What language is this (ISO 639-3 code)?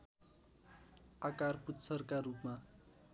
nep